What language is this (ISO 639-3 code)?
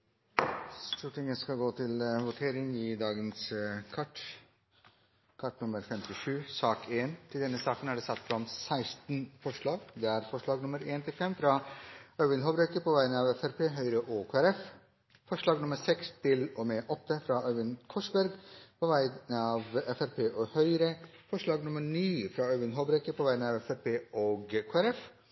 nno